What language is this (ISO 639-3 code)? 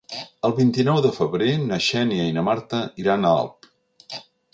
cat